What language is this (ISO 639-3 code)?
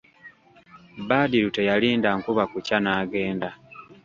lug